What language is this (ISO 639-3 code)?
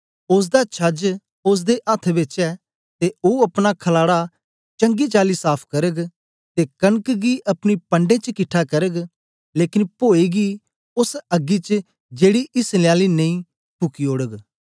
doi